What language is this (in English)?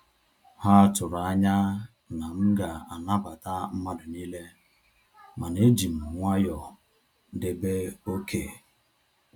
Igbo